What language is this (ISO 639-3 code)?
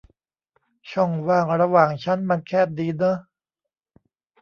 tha